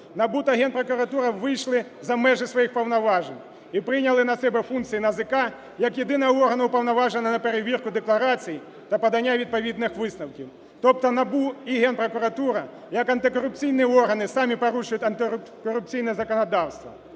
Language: Ukrainian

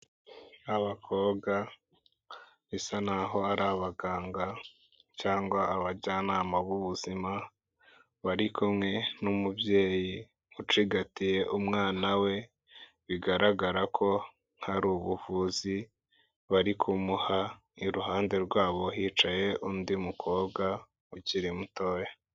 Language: Kinyarwanda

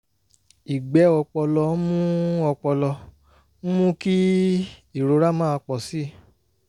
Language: Yoruba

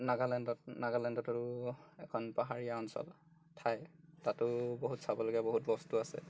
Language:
Assamese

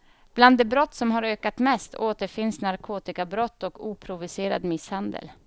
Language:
Swedish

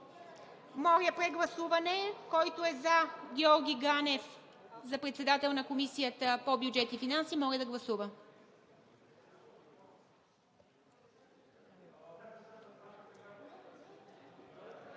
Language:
Bulgarian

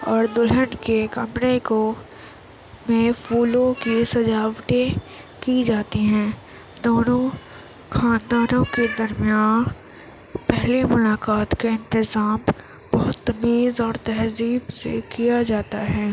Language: Urdu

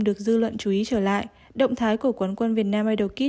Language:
Vietnamese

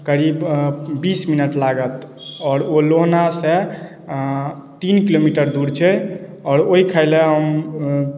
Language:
Maithili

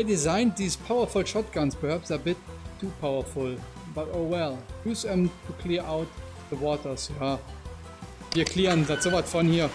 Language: German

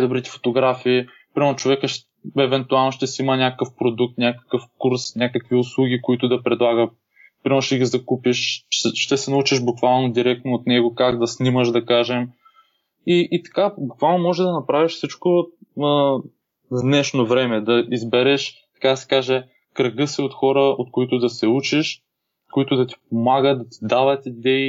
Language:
Bulgarian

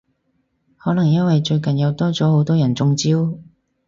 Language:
Cantonese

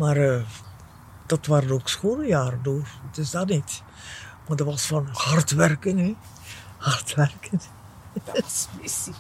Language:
Dutch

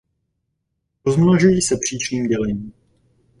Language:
Czech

